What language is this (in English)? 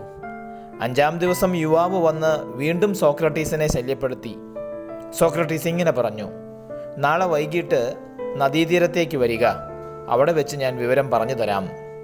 Malayalam